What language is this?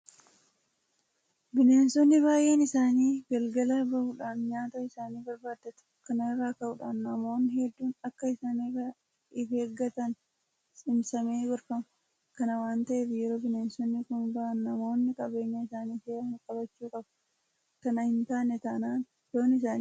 Oromo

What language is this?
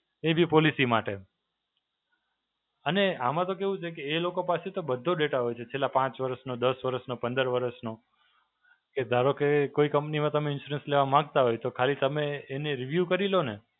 Gujarati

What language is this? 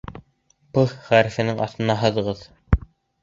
Bashkir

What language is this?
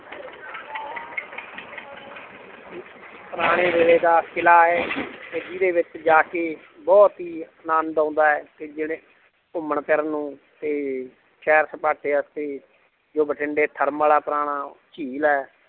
Punjabi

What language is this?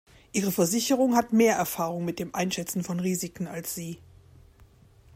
German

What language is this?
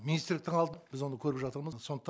Kazakh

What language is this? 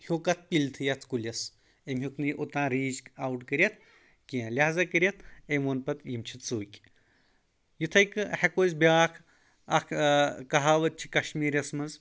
Kashmiri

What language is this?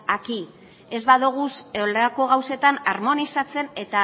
Basque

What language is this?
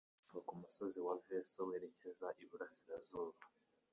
Kinyarwanda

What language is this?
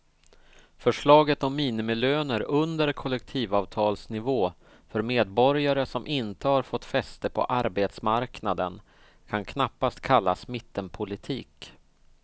Swedish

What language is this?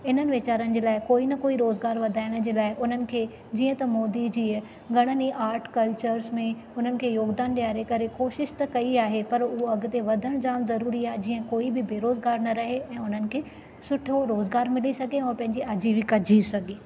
Sindhi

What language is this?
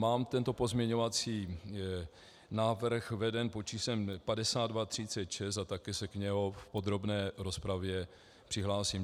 Czech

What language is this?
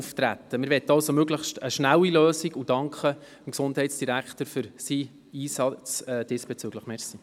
Swiss German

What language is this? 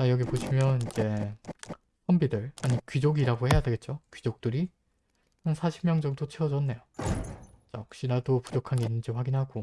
Korean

